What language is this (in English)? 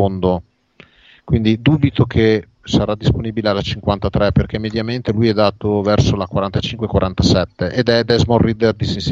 Italian